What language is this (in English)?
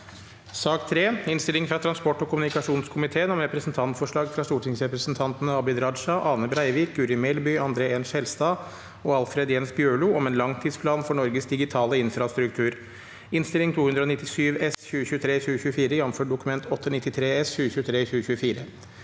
Norwegian